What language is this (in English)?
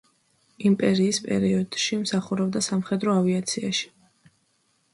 Georgian